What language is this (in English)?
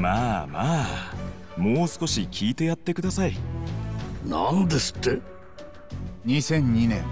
Japanese